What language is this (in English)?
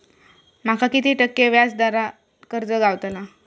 Marathi